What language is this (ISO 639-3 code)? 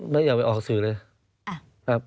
tha